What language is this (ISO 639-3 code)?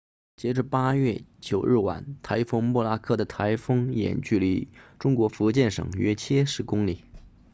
zho